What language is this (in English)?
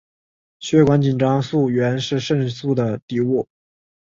Chinese